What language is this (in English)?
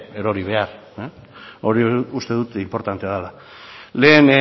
Basque